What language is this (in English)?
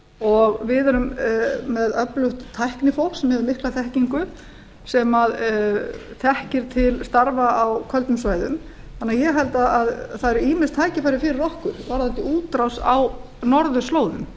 Icelandic